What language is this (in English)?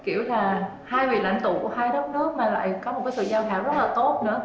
Vietnamese